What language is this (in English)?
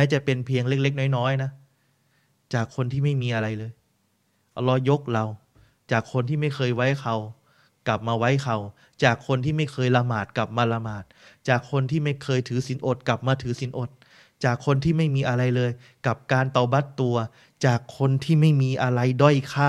Thai